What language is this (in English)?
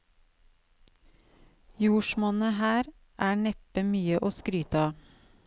Norwegian